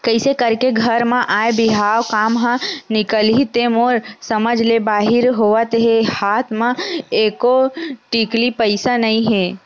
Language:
Chhattisgarhi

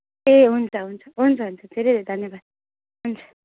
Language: Nepali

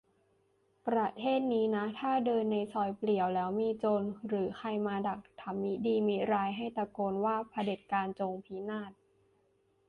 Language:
Thai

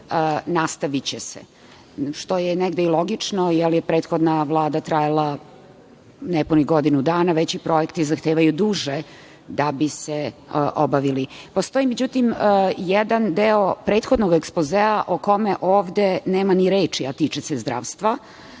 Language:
Serbian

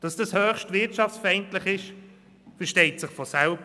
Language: Swiss German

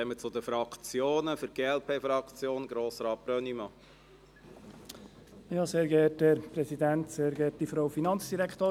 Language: Swiss German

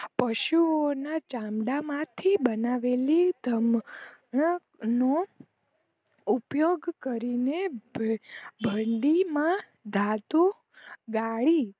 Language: Gujarati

